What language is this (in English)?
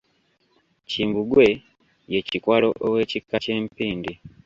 Ganda